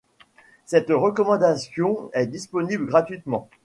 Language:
French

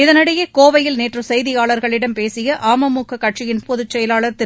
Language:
Tamil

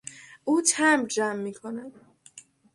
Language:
Persian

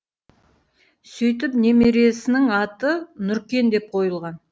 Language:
Kazakh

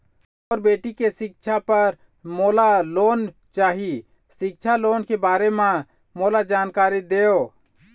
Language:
Chhattisgarhi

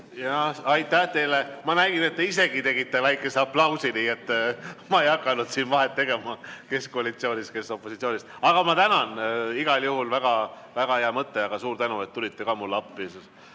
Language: Estonian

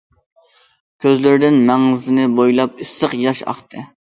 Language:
Uyghur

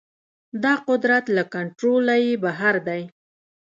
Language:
Pashto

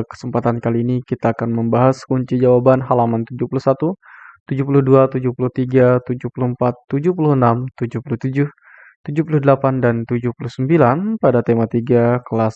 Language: Indonesian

